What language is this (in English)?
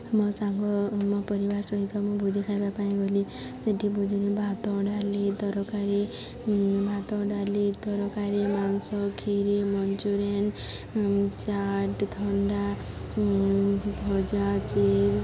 Odia